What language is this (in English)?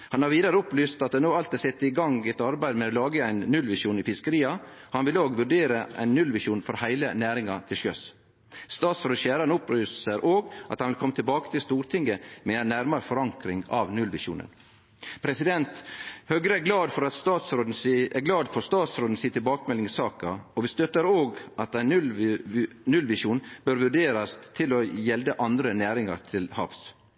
Norwegian Nynorsk